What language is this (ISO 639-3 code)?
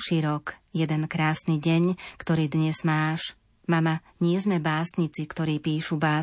slk